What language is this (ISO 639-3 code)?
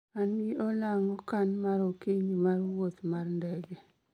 luo